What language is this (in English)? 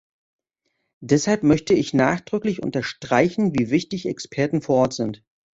German